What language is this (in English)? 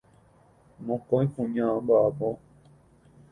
Guarani